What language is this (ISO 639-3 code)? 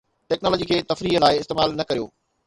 snd